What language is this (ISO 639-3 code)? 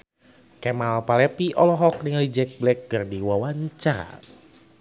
sun